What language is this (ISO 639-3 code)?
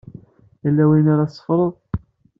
kab